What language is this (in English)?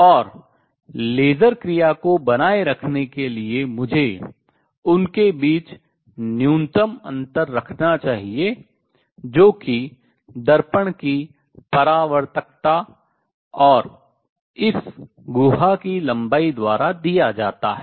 Hindi